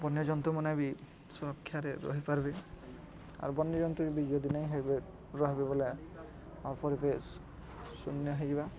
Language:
Odia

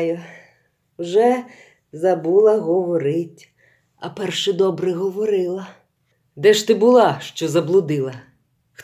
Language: Ukrainian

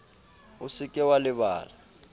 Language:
Southern Sotho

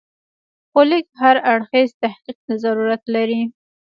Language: Pashto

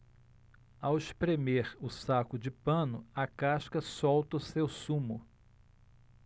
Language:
Portuguese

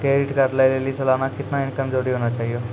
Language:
Maithili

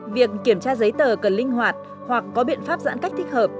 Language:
Vietnamese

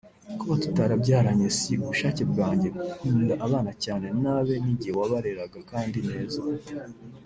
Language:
Kinyarwanda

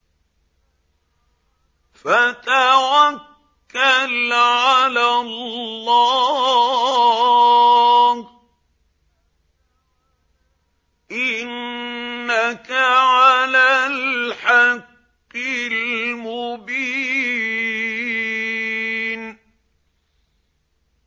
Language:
Arabic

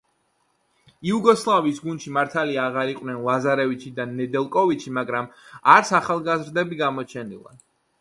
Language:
Georgian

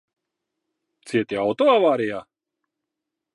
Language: Latvian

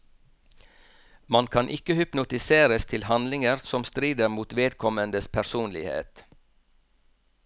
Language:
Norwegian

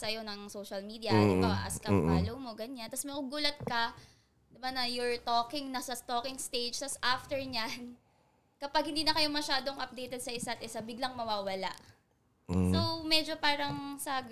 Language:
Filipino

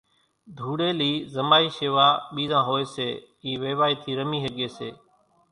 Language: Kachi Koli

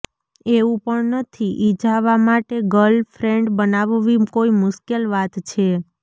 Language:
Gujarati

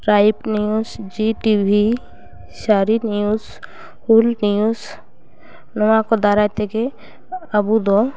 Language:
Santali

